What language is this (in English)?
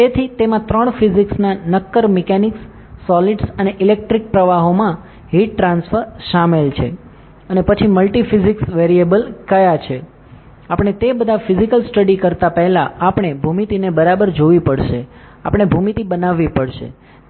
Gujarati